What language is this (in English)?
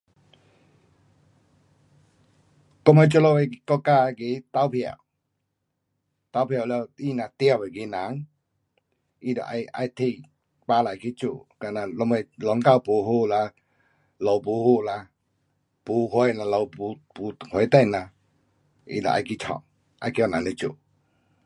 Pu-Xian Chinese